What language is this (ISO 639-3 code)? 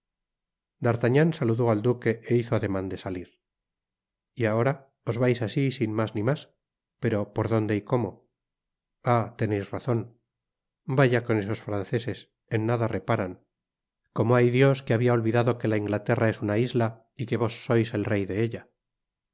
spa